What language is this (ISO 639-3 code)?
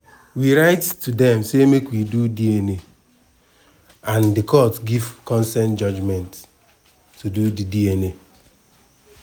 pcm